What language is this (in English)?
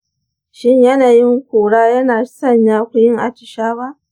Hausa